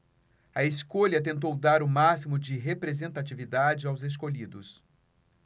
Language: Portuguese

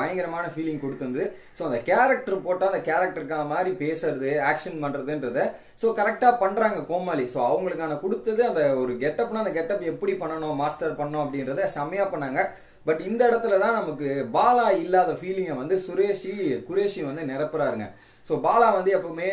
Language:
Tamil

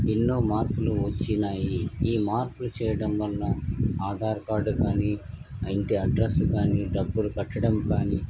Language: Telugu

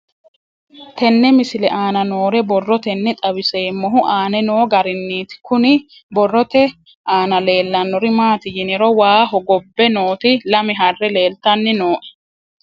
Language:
Sidamo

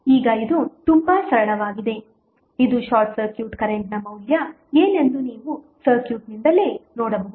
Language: Kannada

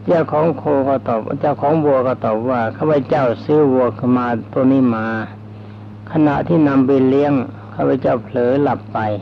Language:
Thai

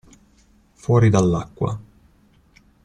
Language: Italian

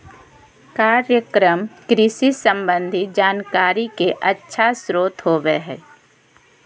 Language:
Magahi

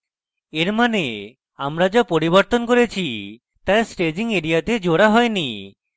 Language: Bangla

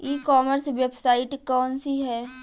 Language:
Bhojpuri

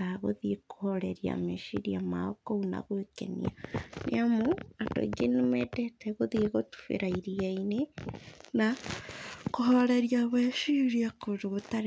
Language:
Kikuyu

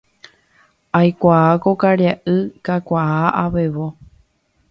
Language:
Guarani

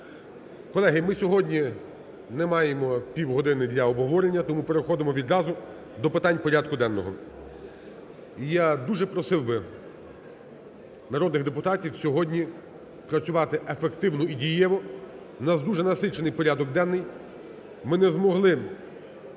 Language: Ukrainian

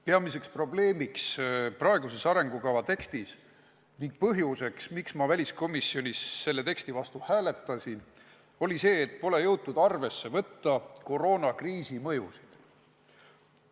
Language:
Estonian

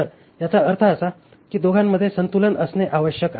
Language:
Marathi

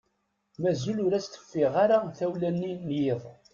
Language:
Kabyle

